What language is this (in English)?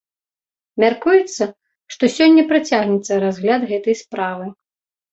Belarusian